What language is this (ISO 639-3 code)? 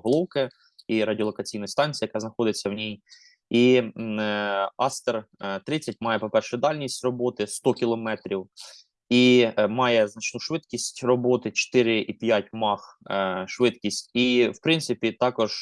ukr